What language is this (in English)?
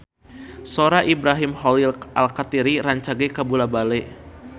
Sundanese